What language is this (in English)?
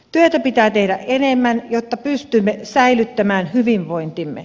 Finnish